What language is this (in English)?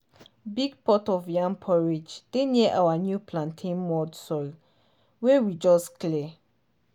Nigerian Pidgin